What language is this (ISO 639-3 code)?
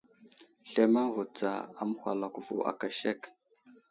udl